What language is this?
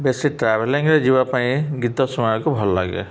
Odia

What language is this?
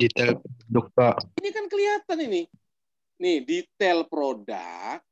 Indonesian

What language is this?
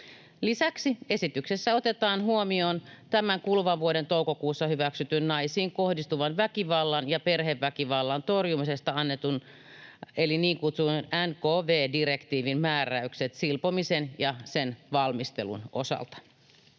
Finnish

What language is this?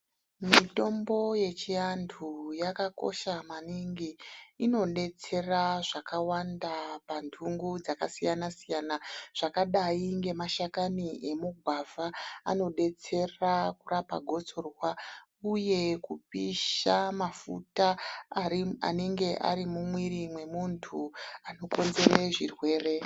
Ndau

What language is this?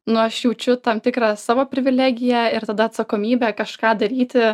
Lithuanian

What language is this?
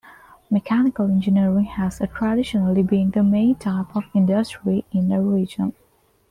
English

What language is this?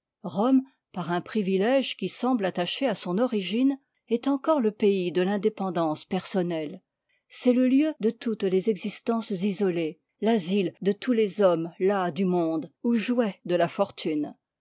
French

